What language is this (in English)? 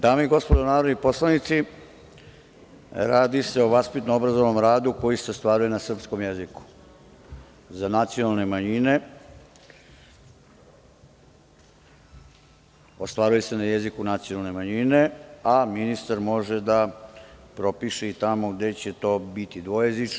Serbian